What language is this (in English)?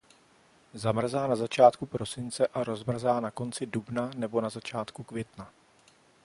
Czech